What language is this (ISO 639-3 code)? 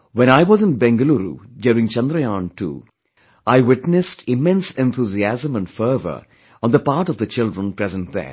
eng